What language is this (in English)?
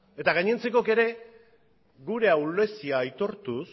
Basque